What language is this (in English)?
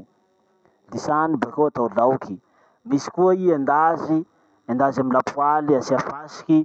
Masikoro Malagasy